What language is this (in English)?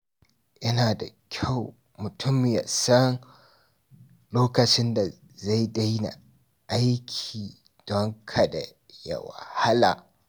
Hausa